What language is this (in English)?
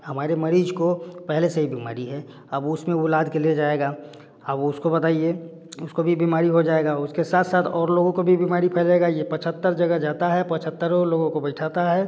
Hindi